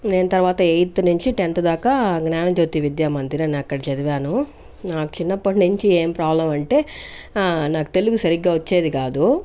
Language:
Telugu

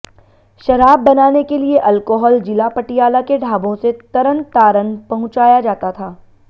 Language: Hindi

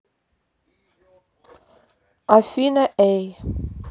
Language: Russian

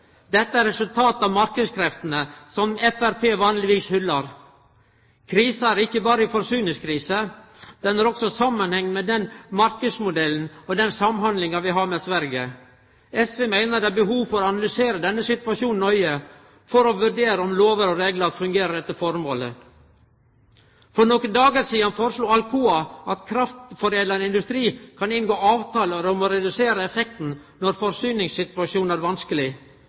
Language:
Norwegian Nynorsk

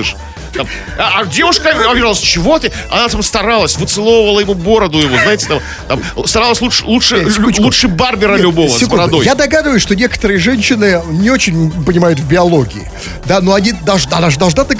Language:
Russian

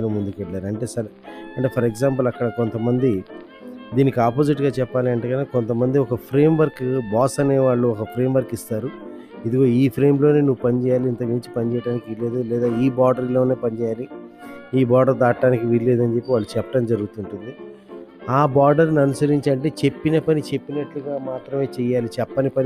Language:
Telugu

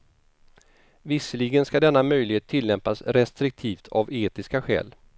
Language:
Swedish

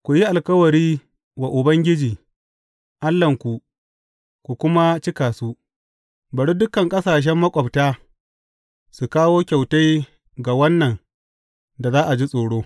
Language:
Hausa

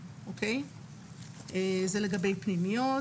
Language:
Hebrew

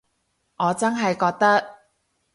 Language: Cantonese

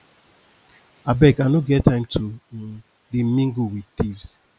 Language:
Nigerian Pidgin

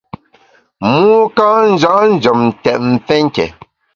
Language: Bamun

